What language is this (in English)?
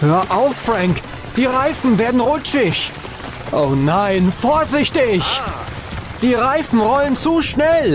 German